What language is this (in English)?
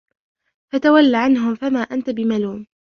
Arabic